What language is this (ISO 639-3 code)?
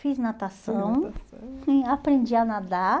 por